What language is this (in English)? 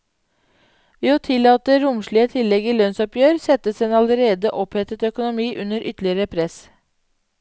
Norwegian